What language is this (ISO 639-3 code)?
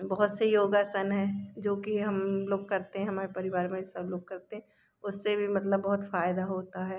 hin